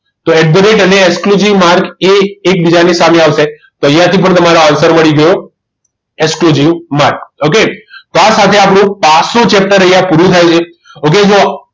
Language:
Gujarati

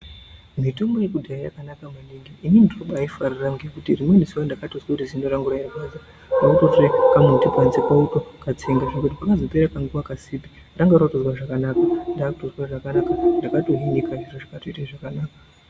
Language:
Ndau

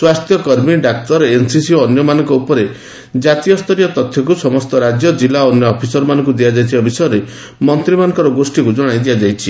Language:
Odia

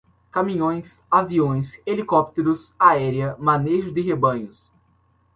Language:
Portuguese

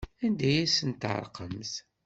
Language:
Kabyle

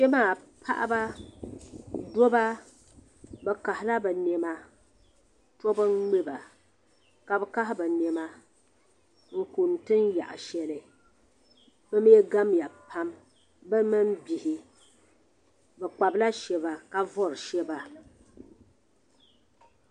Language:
Dagbani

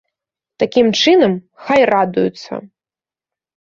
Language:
Belarusian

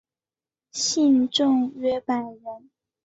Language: Chinese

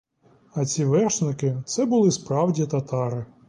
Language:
Ukrainian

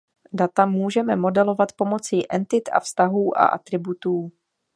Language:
Czech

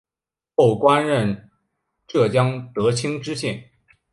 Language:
Chinese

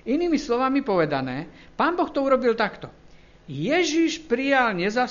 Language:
Slovak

